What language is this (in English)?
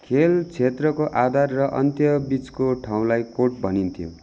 Nepali